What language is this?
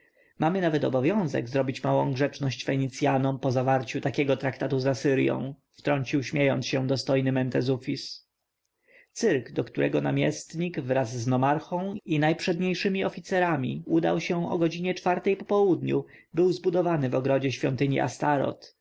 Polish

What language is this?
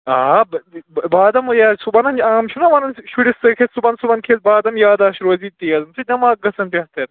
Kashmiri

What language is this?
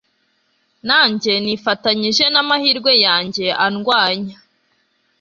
Kinyarwanda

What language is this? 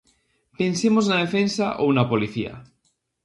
Galician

